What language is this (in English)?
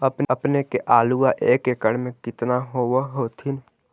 Magahi